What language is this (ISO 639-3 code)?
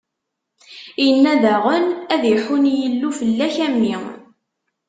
kab